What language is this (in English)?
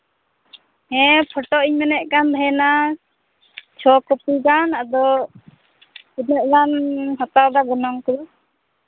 Santali